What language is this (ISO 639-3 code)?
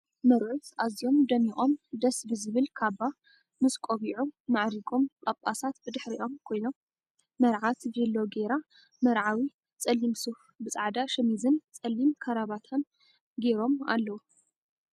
tir